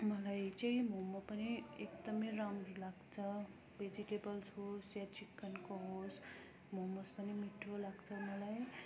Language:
Nepali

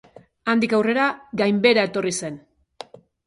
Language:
Basque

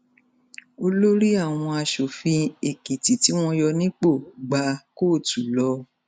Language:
Yoruba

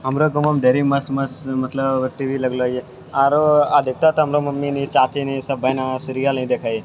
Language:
Maithili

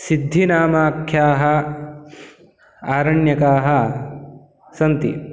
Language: Sanskrit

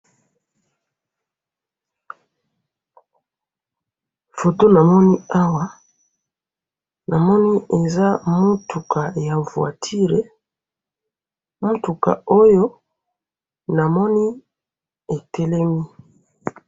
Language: Lingala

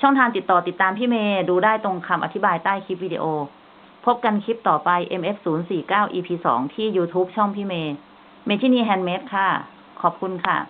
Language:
Thai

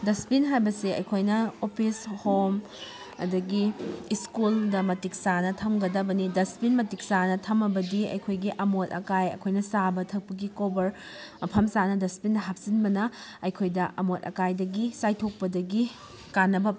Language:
Manipuri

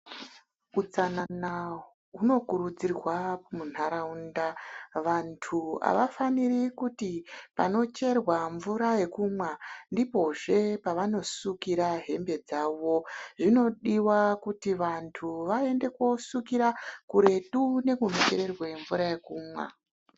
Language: Ndau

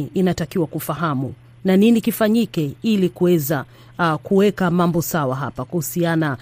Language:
Swahili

